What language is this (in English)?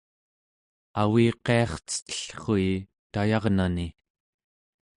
Central Yupik